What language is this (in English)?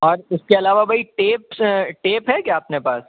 Urdu